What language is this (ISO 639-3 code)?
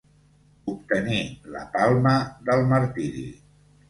cat